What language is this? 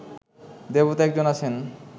Bangla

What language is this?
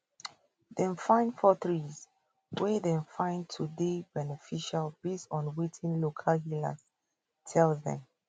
Nigerian Pidgin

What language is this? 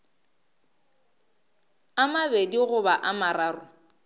Northern Sotho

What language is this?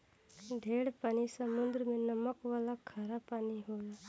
Bhojpuri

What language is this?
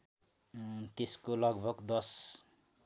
Nepali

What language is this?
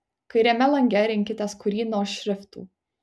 Lithuanian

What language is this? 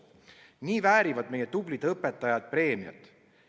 Estonian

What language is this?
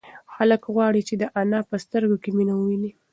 Pashto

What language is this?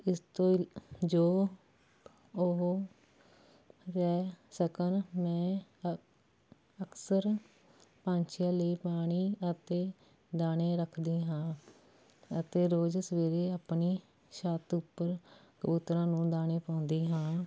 Punjabi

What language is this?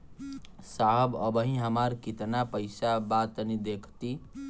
Bhojpuri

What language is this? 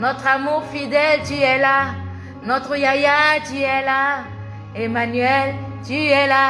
French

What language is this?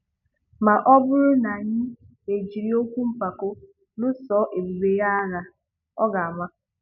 Igbo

